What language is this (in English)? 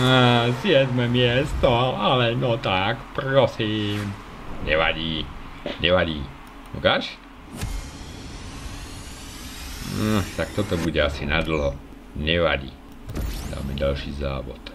Czech